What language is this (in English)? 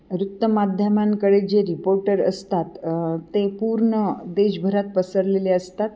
Marathi